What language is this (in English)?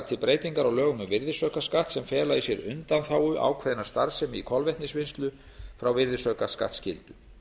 Icelandic